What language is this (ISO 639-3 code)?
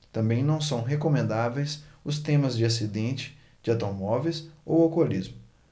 por